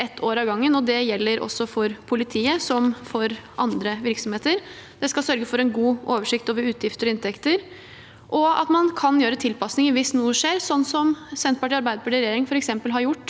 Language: Norwegian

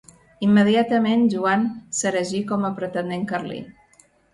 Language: Catalan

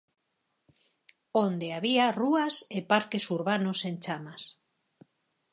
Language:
Galician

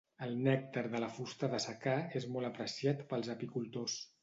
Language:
Catalan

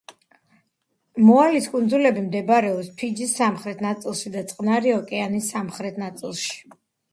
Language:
Georgian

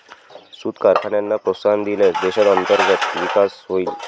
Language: Marathi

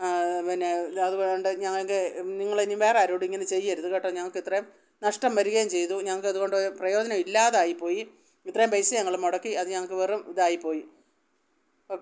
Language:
Malayalam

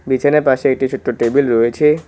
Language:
Bangla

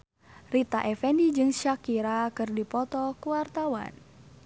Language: Sundanese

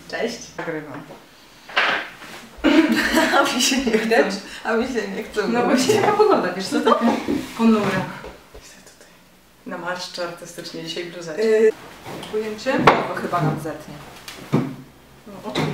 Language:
Polish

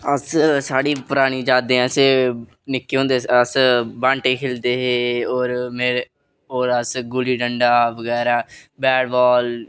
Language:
Dogri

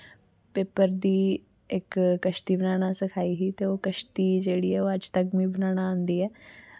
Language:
Dogri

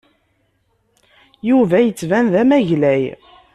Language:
Kabyle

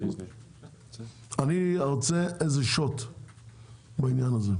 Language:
Hebrew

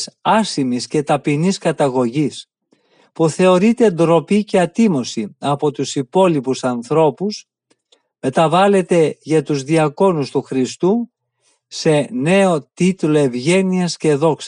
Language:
Greek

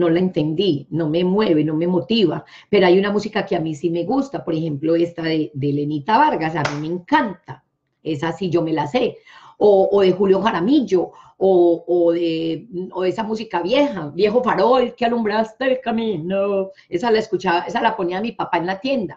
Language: Spanish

